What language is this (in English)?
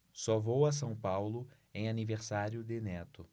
Portuguese